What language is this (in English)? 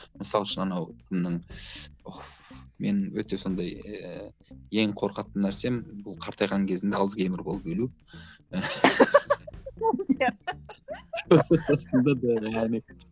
Kazakh